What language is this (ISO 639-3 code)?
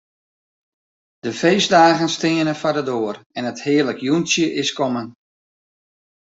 fry